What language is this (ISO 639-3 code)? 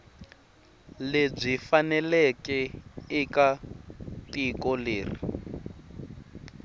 tso